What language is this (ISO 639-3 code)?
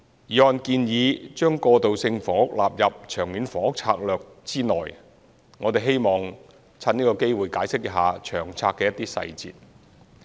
yue